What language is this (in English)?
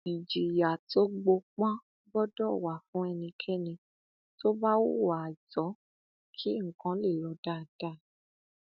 Yoruba